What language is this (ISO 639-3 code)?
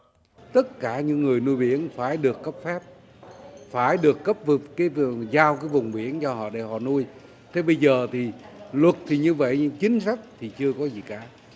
vie